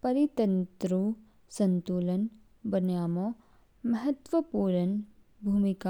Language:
Kinnauri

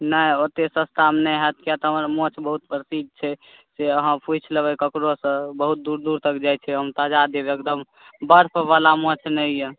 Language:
Maithili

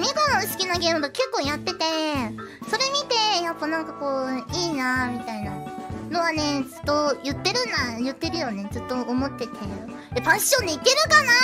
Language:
Japanese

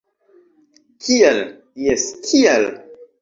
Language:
Esperanto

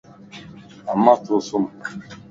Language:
Lasi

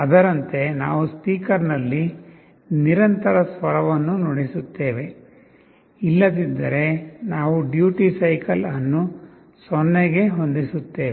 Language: Kannada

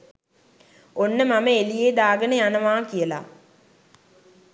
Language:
Sinhala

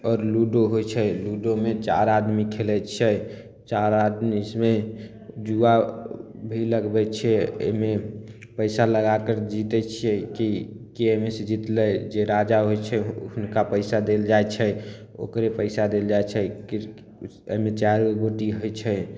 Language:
Maithili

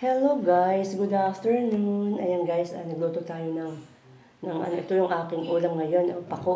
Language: Filipino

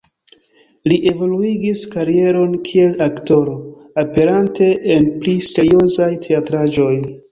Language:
Esperanto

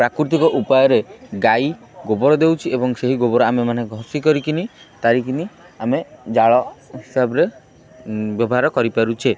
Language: Odia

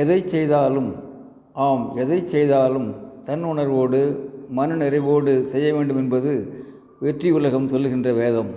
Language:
Tamil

